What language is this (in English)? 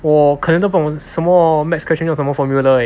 English